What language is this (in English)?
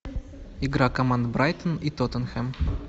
Russian